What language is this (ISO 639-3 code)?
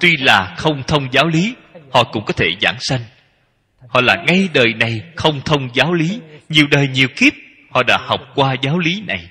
vie